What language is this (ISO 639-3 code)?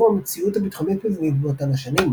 heb